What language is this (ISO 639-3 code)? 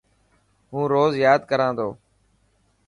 mki